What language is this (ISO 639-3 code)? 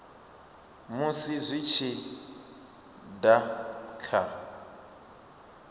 ven